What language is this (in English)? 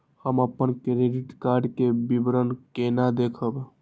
Maithili